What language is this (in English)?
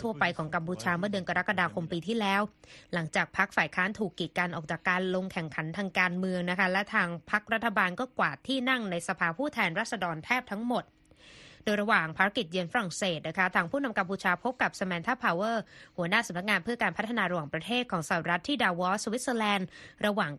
Thai